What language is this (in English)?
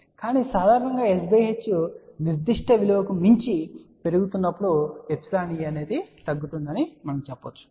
Telugu